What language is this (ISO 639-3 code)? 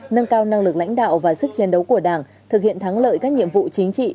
vie